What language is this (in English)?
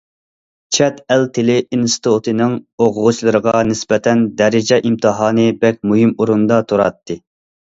Uyghur